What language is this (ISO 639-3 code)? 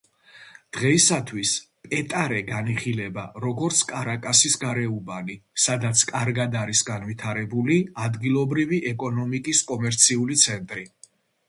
kat